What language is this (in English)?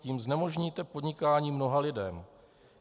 Czech